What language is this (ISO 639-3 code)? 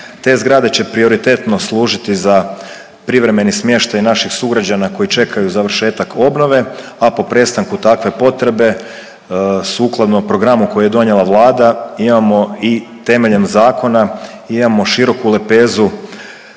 hrv